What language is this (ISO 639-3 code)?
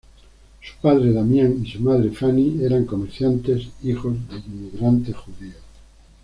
spa